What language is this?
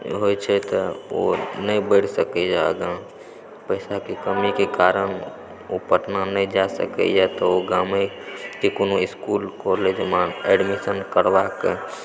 Maithili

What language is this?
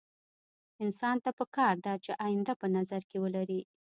Pashto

